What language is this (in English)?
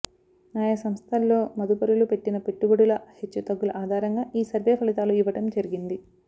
Telugu